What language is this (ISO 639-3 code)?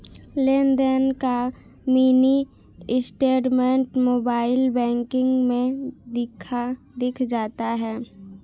hin